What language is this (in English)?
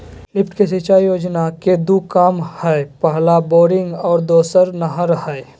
Magahi